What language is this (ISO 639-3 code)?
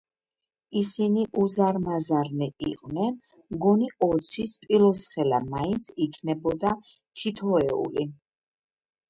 kat